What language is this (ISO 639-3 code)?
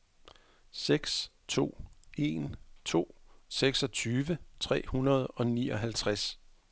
dan